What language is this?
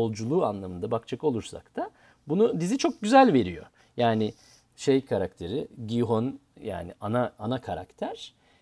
Turkish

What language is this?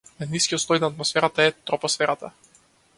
Macedonian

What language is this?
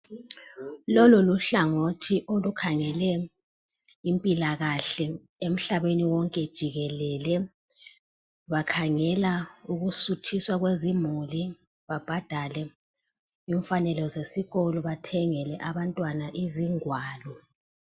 North Ndebele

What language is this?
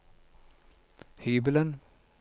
Norwegian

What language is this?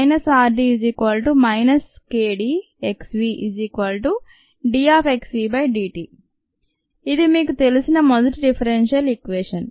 Telugu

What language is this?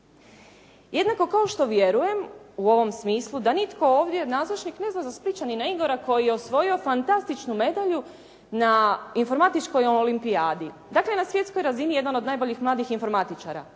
Croatian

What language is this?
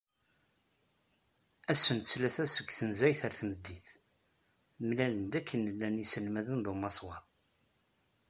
Kabyle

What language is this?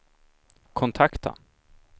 Swedish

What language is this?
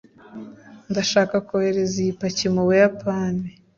Kinyarwanda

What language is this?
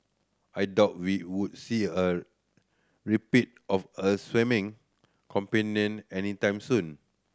English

